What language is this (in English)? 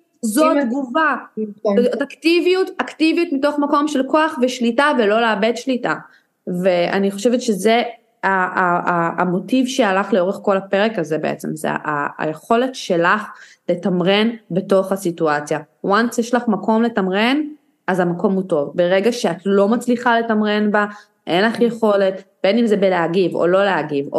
Hebrew